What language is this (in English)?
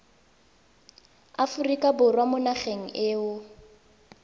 Tswana